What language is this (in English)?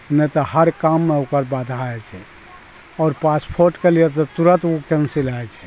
Maithili